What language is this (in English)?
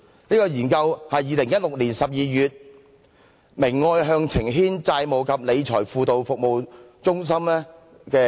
Cantonese